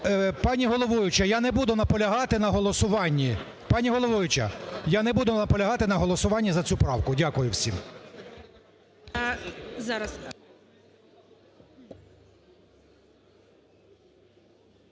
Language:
Ukrainian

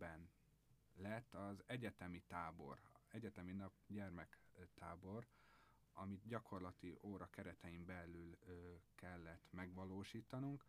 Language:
Hungarian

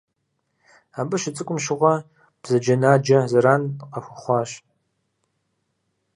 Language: Kabardian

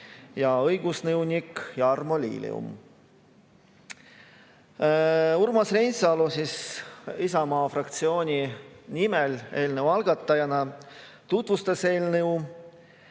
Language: Estonian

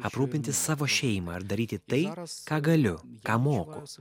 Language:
Lithuanian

